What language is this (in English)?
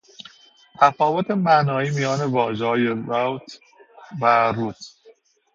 Persian